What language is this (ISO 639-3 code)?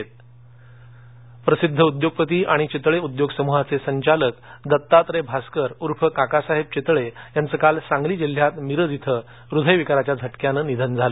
mar